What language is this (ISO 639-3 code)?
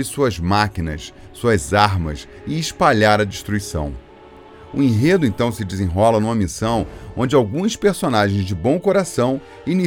por